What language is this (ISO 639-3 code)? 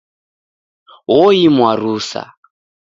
dav